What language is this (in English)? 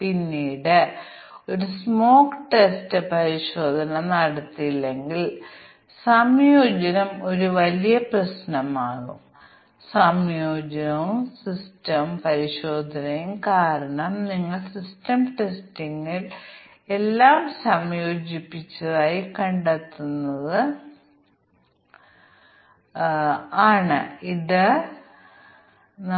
Malayalam